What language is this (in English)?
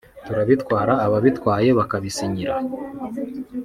Kinyarwanda